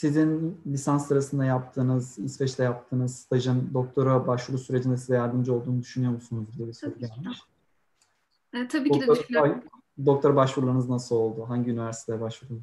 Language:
Turkish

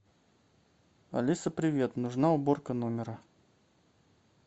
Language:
Russian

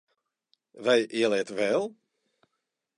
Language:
Latvian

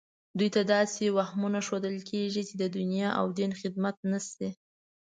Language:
Pashto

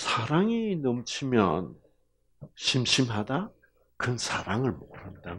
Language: Korean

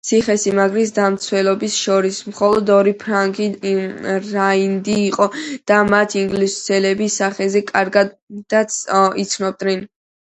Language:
Georgian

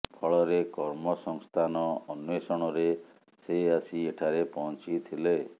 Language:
Odia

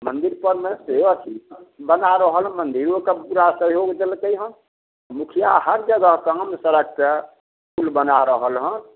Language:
Maithili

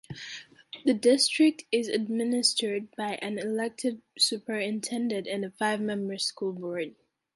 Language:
English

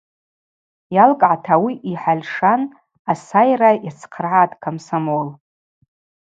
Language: Abaza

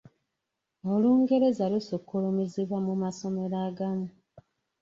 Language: Ganda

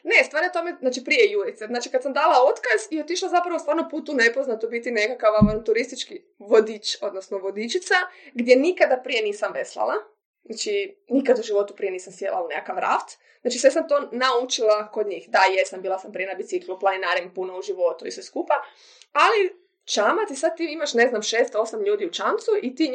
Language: Croatian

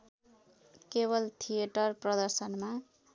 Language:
Nepali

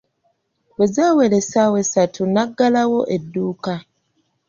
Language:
Ganda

